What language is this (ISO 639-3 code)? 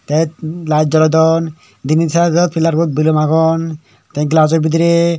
ccp